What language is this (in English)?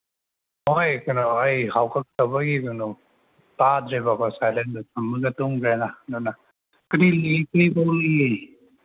Manipuri